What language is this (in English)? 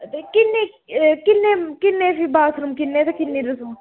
Dogri